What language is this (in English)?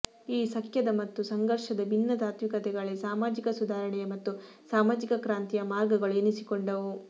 Kannada